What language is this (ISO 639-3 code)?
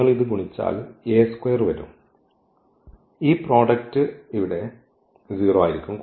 mal